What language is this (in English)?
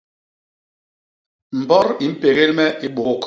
Basaa